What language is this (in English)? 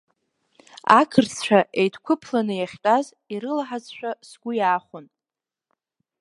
Abkhazian